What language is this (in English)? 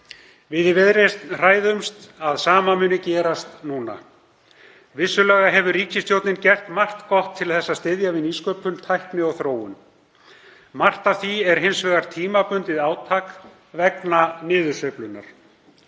Icelandic